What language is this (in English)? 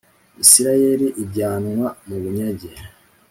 Kinyarwanda